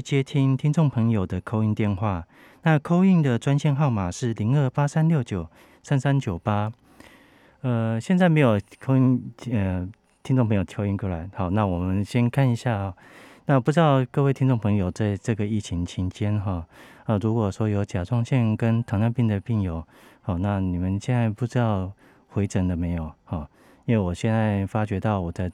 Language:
Chinese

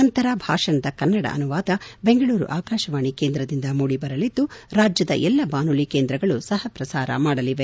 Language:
Kannada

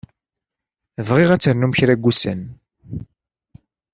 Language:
Kabyle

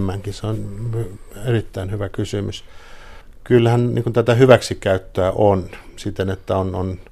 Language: Finnish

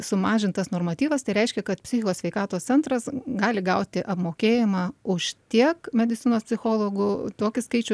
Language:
Lithuanian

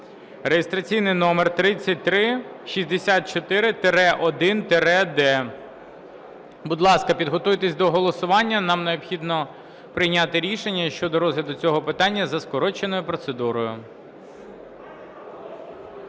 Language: Ukrainian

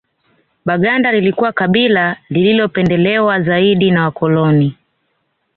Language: Swahili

